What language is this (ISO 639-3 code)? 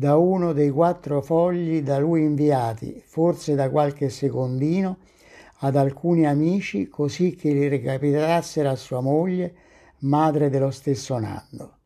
ita